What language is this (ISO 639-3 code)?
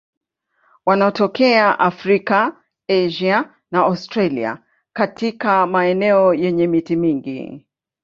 swa